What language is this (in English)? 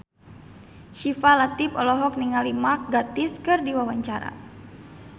Sundanese